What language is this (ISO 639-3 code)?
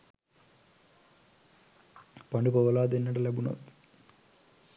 sin